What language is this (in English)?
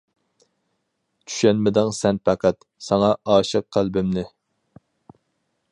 Uyghur